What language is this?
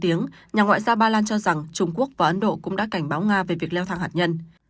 Vietnamese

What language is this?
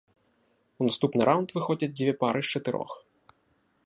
Belarusian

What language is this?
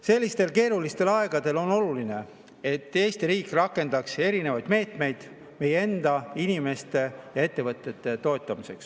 Estonian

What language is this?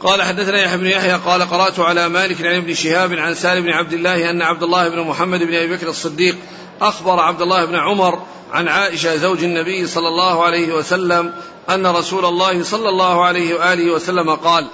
Arabic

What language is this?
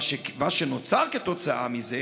Hebrew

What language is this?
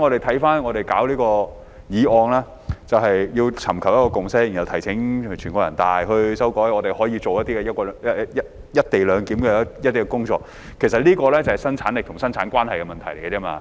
Cantonese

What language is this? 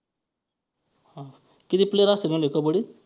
Marathi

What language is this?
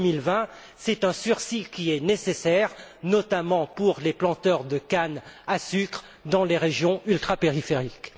French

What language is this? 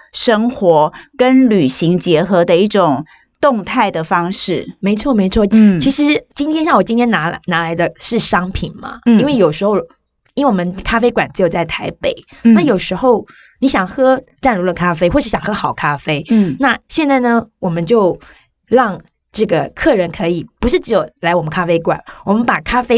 Chinese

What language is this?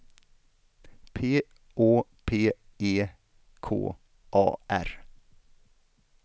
Swedish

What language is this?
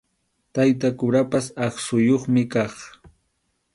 Arequipa-La Unión Quechua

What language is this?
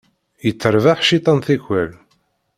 Kabyle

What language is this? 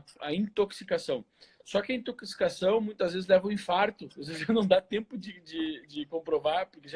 Portuguese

